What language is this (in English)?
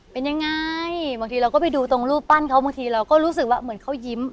Thai